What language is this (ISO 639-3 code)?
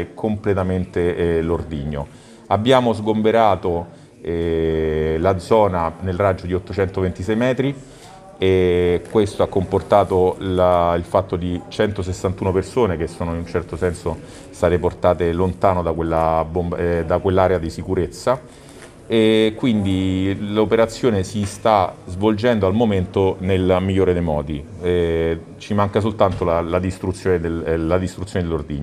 ita